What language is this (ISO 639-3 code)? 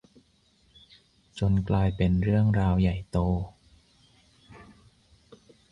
tha